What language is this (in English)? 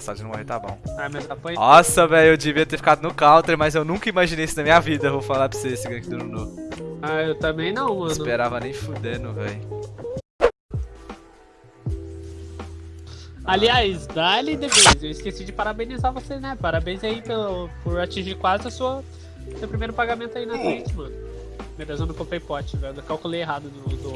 Portuguese